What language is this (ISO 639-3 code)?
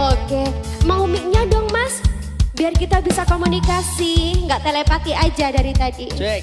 ind